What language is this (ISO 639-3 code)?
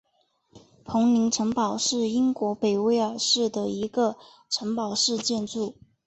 zho